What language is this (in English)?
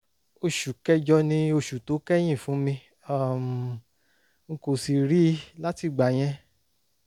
Yoruba